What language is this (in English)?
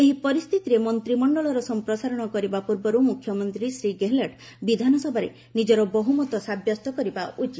Odia